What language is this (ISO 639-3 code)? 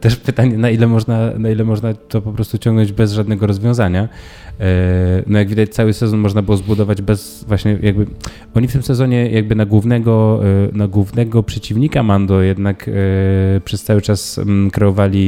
pol